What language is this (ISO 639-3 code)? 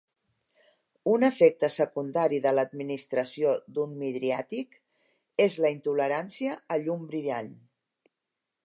cat